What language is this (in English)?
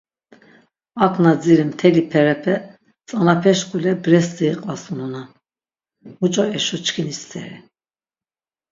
Laz